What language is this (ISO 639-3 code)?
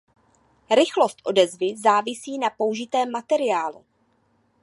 ces